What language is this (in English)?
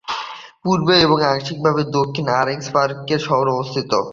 Bangla